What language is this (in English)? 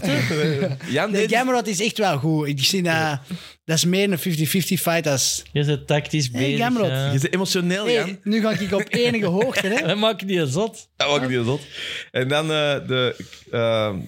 Dutch